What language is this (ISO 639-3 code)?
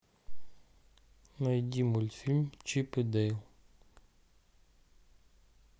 rus